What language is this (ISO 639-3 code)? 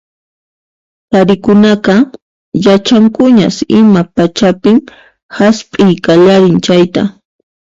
qxp